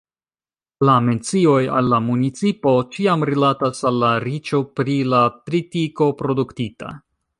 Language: Esperanto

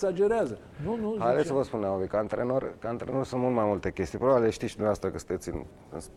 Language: Romanian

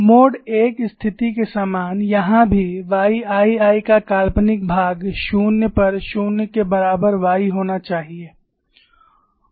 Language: Hindi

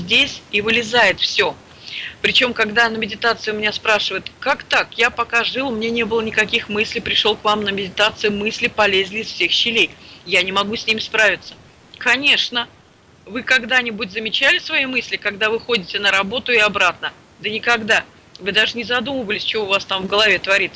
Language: Russian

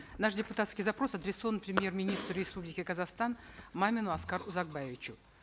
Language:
Kazakh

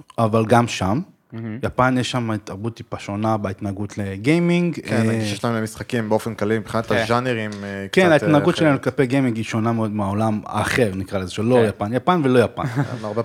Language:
Hebrew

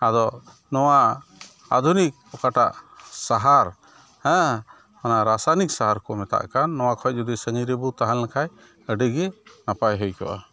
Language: Santali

